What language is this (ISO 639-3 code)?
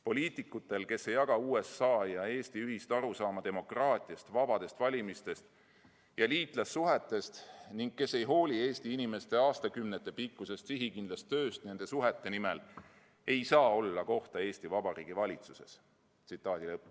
est